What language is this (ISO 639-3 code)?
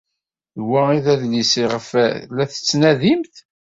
kab